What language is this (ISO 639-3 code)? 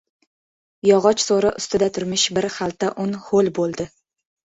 uzb